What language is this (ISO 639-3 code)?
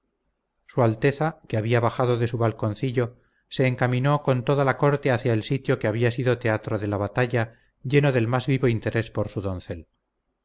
spa